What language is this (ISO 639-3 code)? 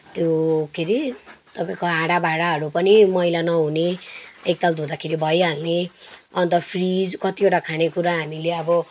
nep